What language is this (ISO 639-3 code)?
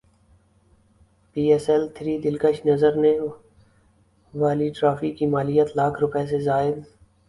urd